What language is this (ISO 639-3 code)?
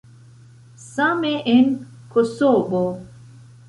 epo